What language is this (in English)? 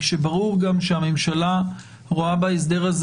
Hebrew